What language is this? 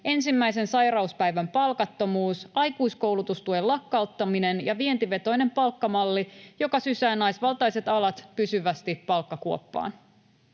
Finnish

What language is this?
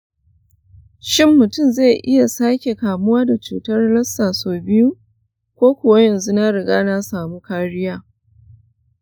Hausa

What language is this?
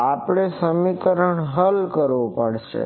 Gujarati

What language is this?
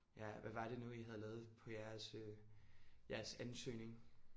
Danish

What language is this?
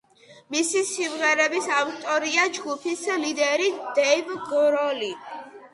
Georgian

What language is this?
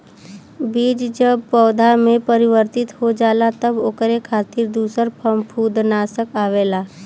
Bhojpuri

